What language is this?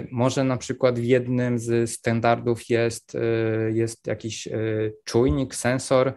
Polish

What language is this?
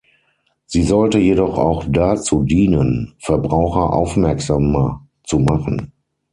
German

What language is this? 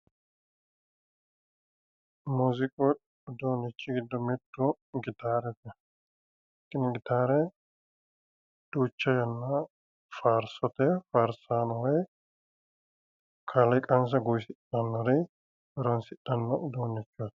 Sidamo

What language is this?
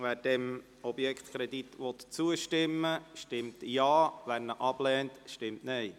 Swiss German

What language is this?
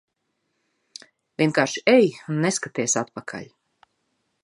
Latvian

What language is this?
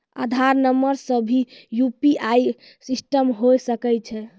Maithili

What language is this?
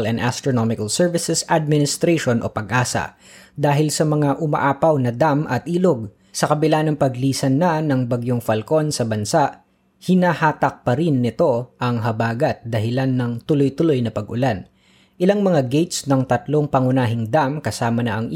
Filipino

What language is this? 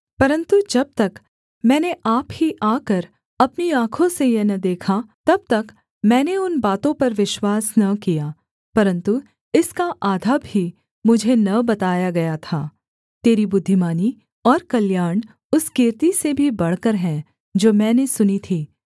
Hindi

